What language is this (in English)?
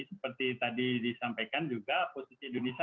Indonesian